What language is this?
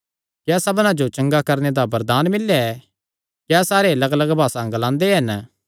Kangri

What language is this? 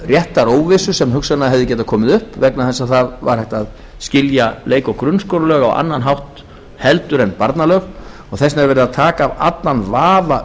Icelandic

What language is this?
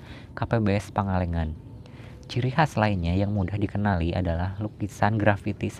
Indonesian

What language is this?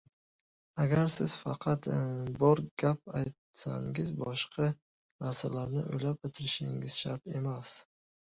Uzbek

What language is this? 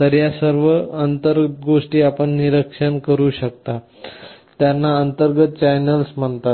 Marathi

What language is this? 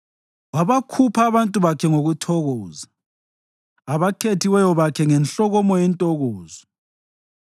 North Ndebele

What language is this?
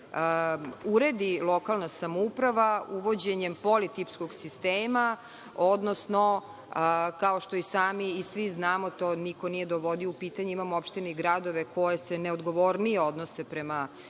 Serbian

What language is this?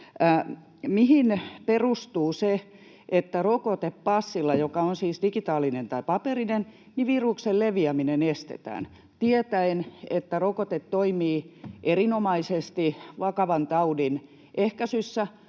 Finnish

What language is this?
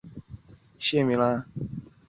Chinese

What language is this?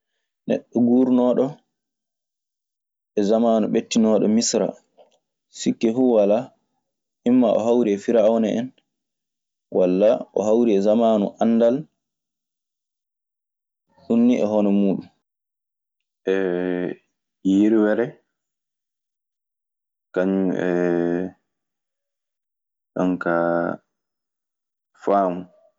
Maasina Fulfulde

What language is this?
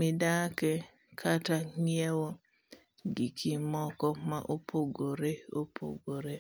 Luo (Kenya and Tanzania)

